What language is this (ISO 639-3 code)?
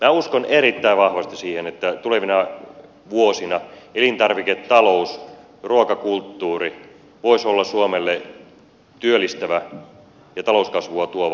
fin